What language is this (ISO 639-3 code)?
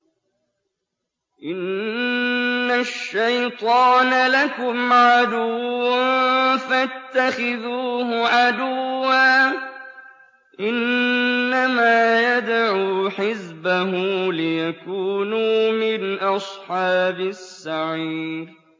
ara